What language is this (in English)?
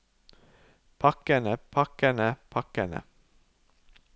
Norwegian